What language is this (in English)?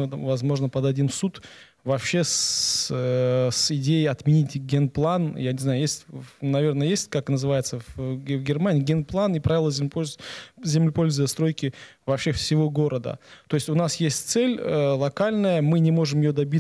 Russian